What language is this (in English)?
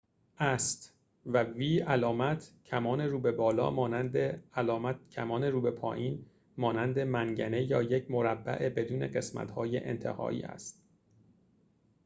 Persian